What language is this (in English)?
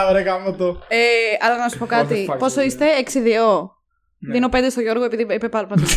Greek